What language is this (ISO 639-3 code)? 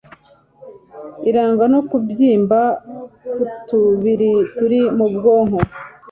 kin